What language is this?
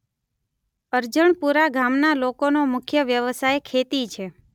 Gujarati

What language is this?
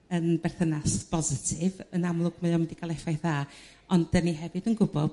Welsh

